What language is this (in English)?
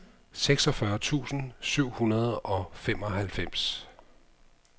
Danish